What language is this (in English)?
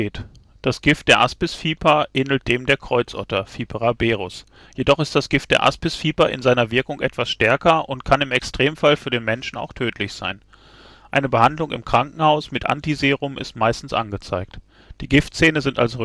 German